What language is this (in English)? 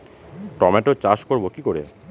Bangla